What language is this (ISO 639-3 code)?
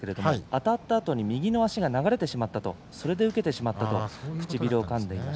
jpn